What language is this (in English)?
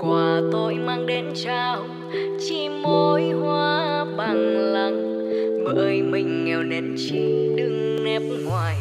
Vietnamese